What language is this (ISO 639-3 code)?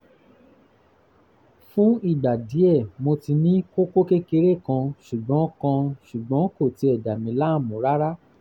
yor